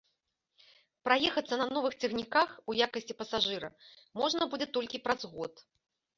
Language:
Belarusian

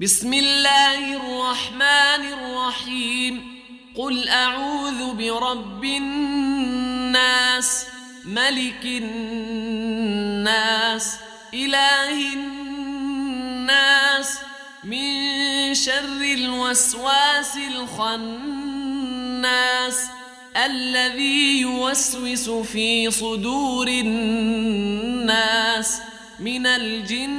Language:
Arabic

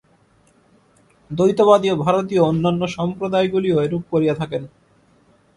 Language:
Bangla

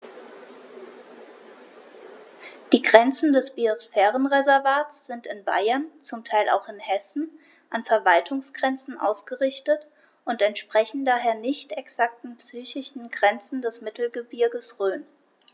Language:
German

